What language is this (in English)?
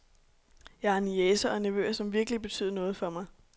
Danish